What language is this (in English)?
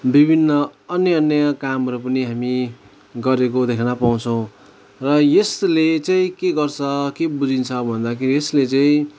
Nepali